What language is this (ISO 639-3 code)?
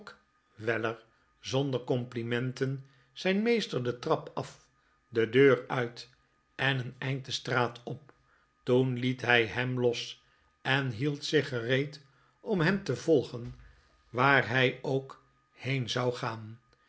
nld